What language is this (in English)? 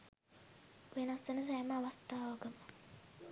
Sinhala